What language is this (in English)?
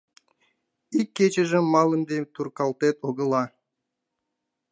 Mari